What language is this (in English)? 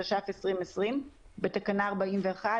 Hebrew